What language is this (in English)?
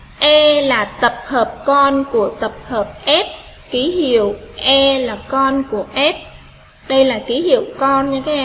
Vietnamese